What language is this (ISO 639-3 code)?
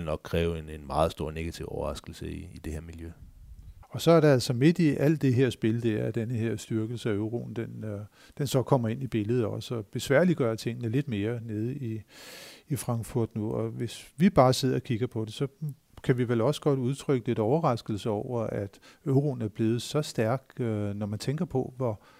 dan